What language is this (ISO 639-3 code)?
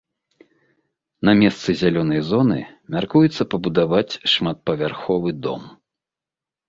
bel